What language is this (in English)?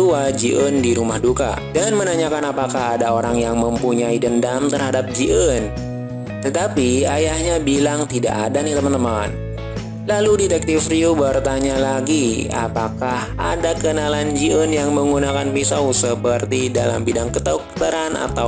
Indonesian